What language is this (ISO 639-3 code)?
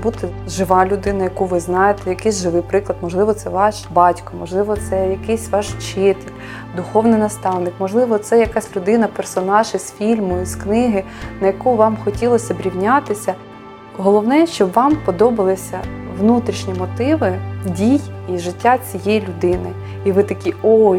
ukr